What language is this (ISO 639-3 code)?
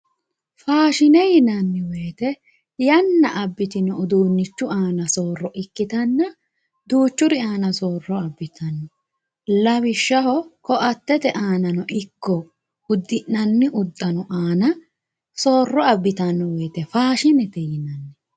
sid